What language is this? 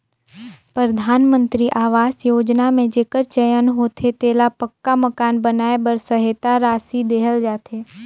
Chhattisgarhi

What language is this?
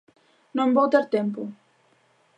Galician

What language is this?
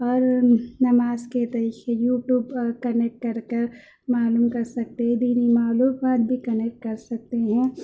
Urdu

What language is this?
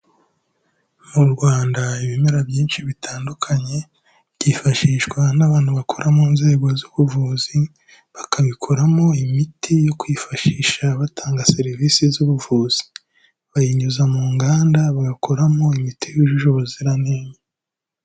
Kinyarwanda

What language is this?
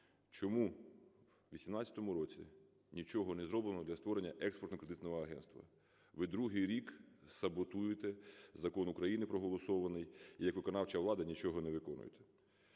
Ukrainian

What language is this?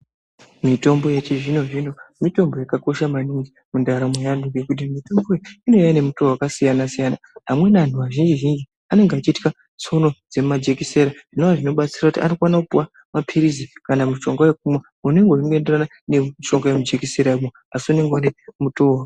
Ndau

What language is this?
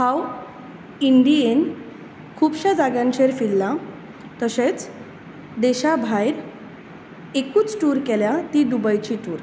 Konkani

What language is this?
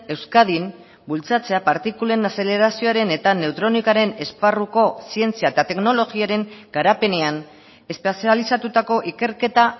Basque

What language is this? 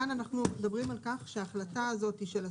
Hebrew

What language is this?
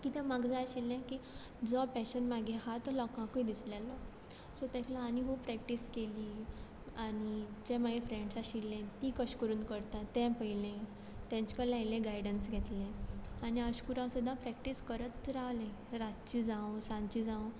Konkani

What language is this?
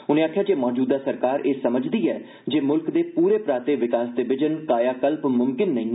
Dogri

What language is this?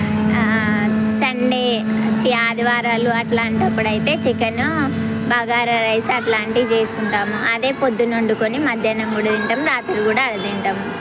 Telugu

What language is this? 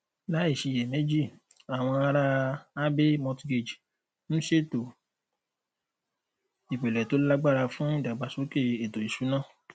Yoruba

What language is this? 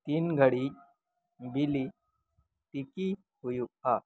Santali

